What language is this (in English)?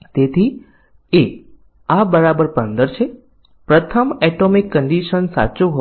Gujarati